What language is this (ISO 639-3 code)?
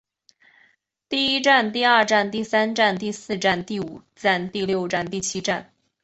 zho